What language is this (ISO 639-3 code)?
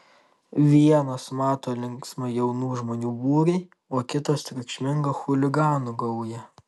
lit